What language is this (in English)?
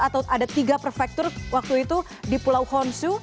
Indonesian